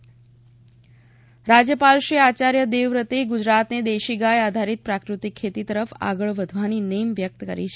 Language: Gujarati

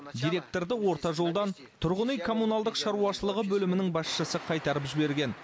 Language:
Kazakh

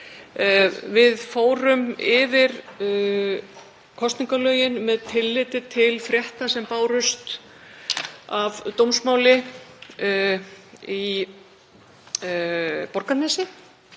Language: Icelandic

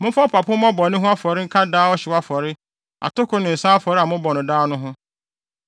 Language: Akan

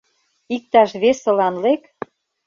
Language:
Mari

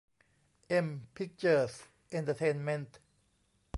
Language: Thai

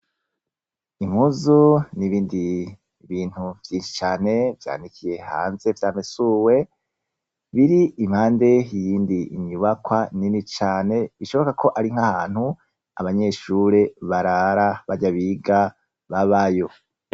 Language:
Rundi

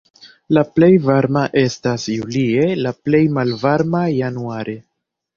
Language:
Esperanto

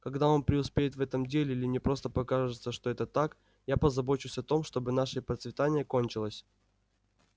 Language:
Russian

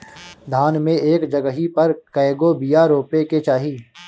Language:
Bhojpuri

